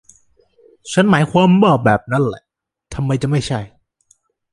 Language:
Thai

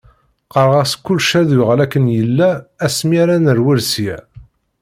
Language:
Kabyle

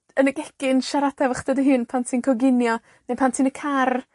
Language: Welsh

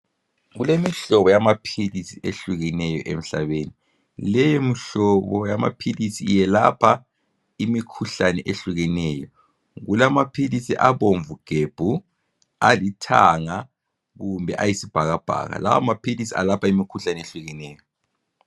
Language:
North Ndebele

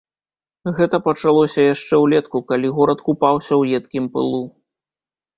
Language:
Belarusian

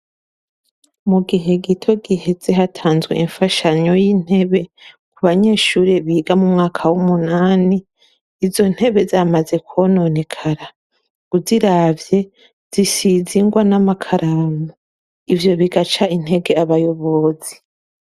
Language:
Rundi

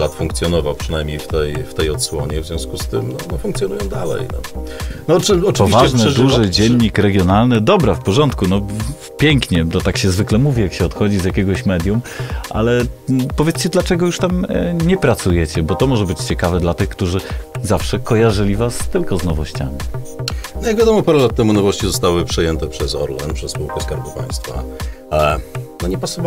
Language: Polish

